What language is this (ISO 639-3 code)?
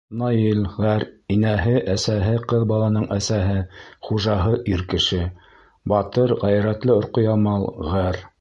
bak